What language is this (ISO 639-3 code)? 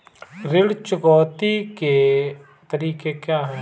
hin